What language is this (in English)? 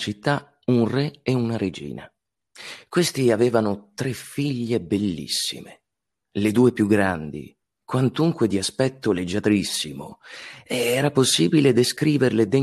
Italian